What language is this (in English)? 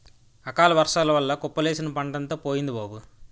Telugu